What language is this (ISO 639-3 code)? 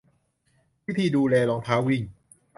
tha